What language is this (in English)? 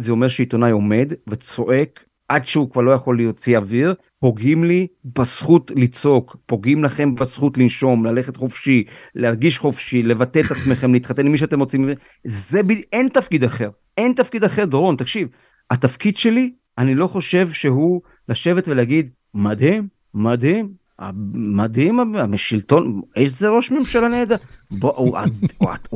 Hebrew